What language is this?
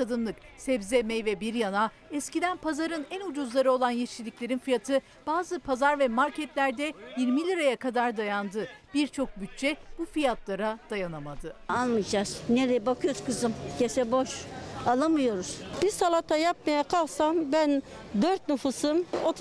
Turkish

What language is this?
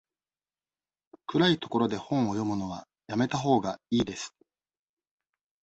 Japanese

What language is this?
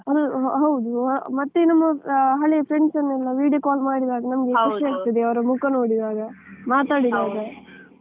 Kannada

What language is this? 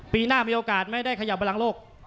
Thai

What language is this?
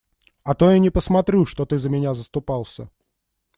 Russian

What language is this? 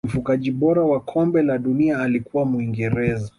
Swahili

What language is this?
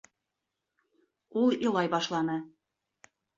Bashkir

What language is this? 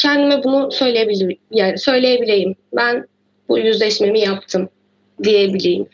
Turkish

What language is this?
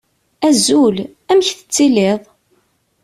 Kabyle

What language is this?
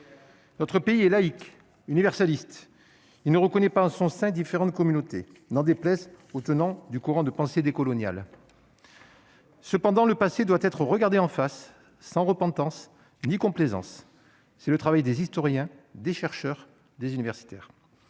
French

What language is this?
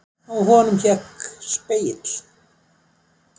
Icelandic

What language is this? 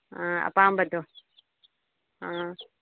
Manipuri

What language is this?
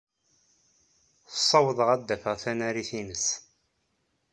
Kabyle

